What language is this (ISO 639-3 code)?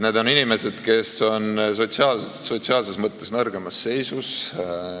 est